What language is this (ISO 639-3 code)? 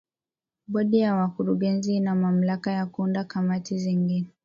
swa